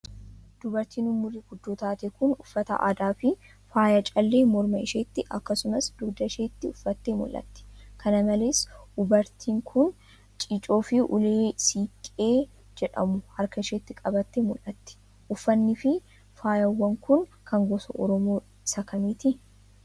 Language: Oromo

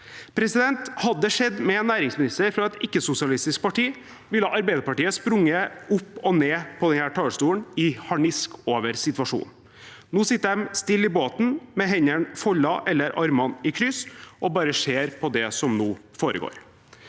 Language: Norwegian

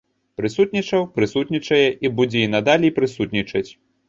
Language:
Belarusian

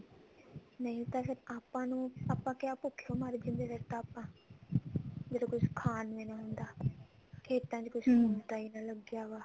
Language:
Punjabi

